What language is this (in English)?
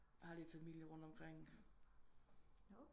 Danish